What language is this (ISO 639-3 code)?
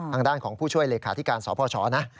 tha